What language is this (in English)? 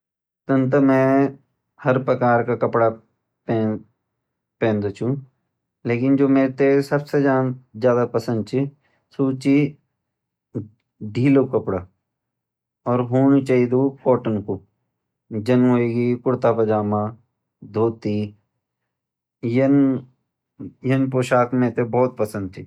Garhwali